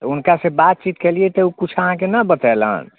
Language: Maithili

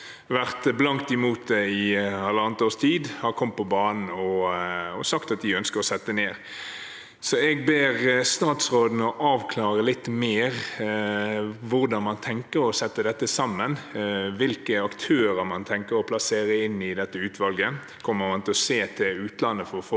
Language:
Norwegian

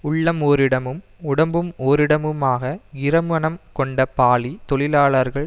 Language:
Tamil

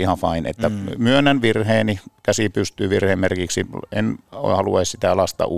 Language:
Finnish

